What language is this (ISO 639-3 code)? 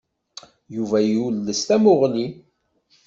kab